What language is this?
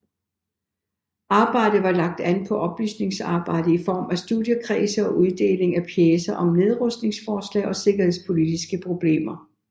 Danish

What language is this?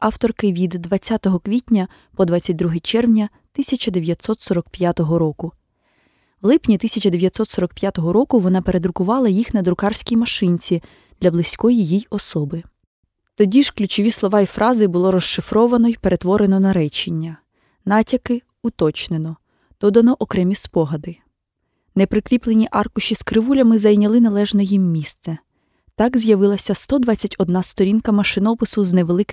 Ukrainian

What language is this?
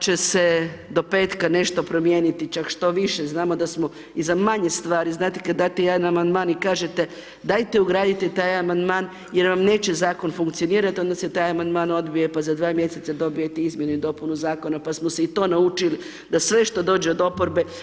Croatian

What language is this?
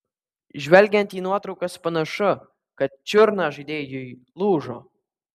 Lithuanian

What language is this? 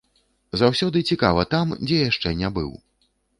Belarusian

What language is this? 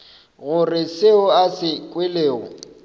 Northern Sotho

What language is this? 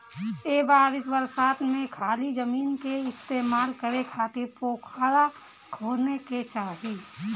Bhojpuri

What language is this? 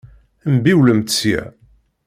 Kabyle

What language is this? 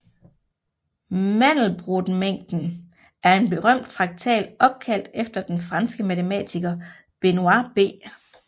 Danish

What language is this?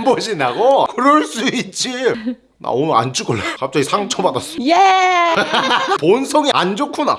Korean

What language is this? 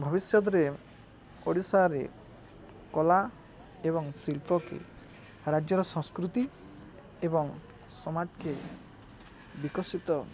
Odia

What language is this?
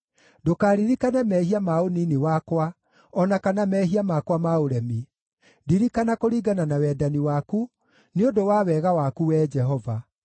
Kikuyu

